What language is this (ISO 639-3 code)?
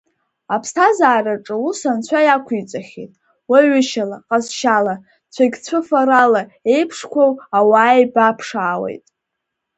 abk